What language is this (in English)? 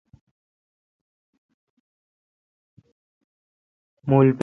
Kalkoti